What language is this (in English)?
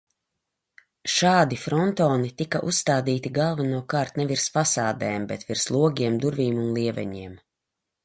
Latvian